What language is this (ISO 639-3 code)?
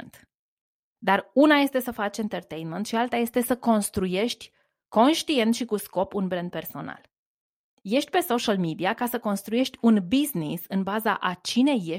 ron